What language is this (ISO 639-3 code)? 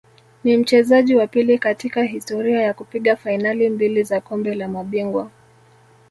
swa